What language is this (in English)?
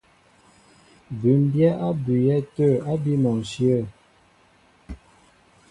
Mbo (Cameroon)